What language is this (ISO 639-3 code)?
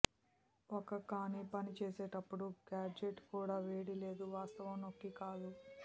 tel